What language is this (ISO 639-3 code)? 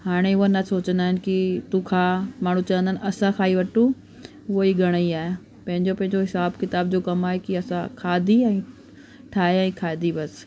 snd